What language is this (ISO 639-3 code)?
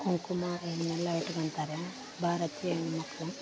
kan